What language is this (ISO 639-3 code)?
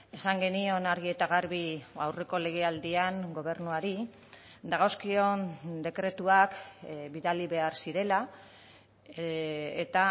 eus